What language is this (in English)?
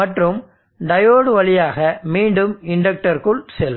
Tamil